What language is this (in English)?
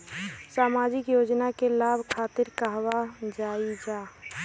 Bhojpuri